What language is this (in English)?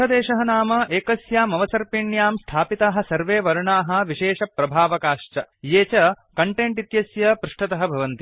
Sanskrit